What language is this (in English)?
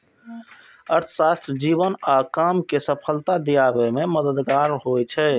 Maithili